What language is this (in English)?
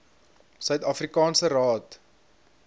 Afrikaans